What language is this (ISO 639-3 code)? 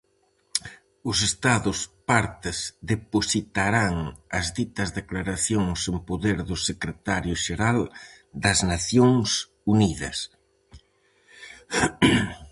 glg